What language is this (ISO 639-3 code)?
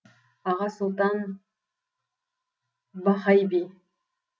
kaz